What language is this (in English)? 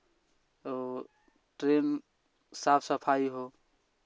Hindi